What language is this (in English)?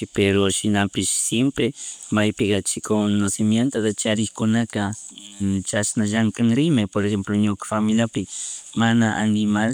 Chimborazo Highland Quichua